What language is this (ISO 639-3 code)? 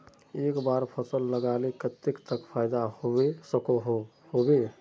mag